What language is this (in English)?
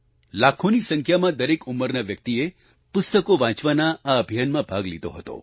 Gujarati